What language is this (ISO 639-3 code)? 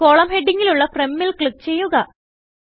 mal